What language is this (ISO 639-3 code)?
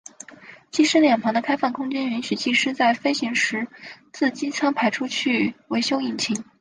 zho